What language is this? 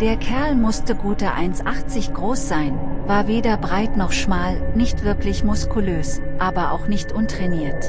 German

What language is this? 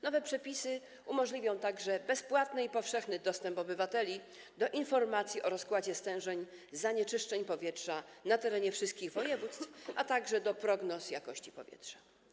Polish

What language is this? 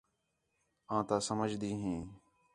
Khetrani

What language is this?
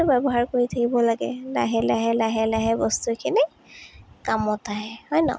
Assamese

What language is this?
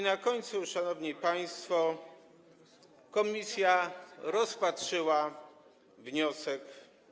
Polish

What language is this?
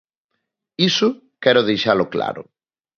Galician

